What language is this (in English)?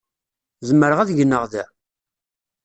Kabyle